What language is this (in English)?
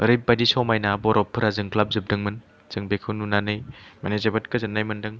Bodo